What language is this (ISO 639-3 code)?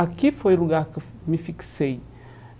por